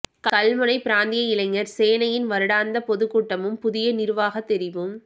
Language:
Tamil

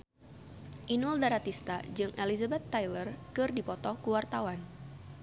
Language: Sundanese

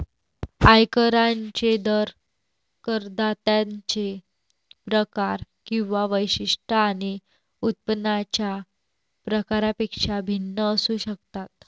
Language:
Marathi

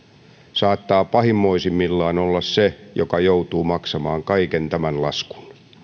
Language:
Finnish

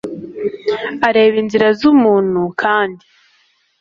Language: Kinyarwanda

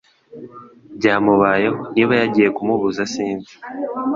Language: Kinyarwanda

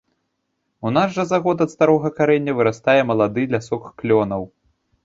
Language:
Belarusian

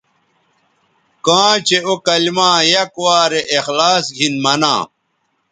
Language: Bateri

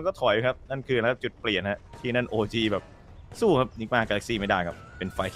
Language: Thai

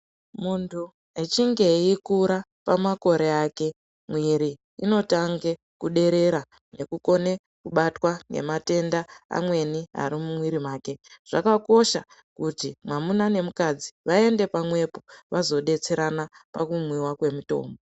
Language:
Ndau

